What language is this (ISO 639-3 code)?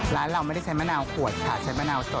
tha